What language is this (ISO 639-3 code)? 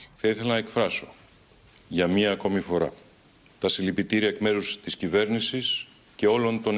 ell